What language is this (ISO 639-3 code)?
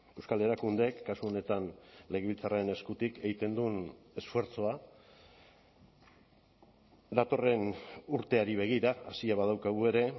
eus